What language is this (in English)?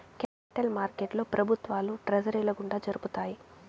Telugu